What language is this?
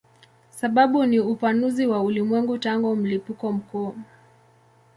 Swahili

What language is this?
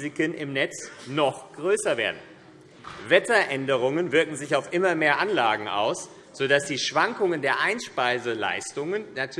German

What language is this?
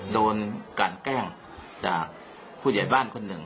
Thai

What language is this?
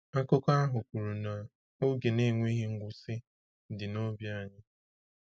Igbo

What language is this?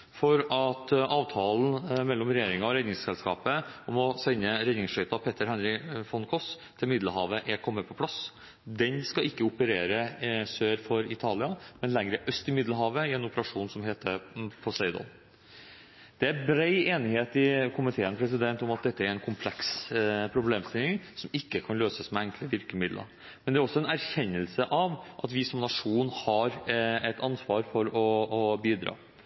Norwegian Bokmål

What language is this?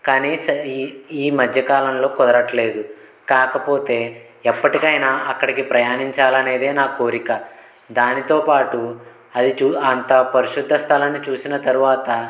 Telugu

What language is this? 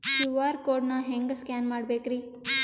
Kannada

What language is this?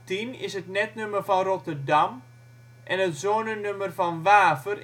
Dutch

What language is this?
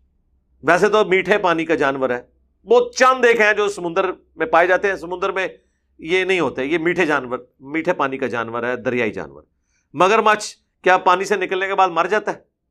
Urdu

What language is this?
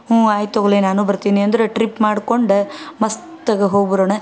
Kannada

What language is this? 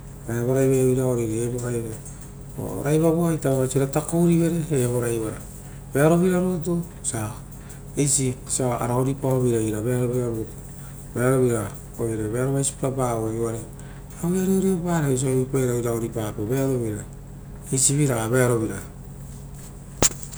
Rotokas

